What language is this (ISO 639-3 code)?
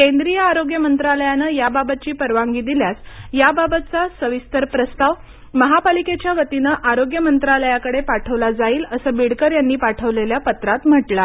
mar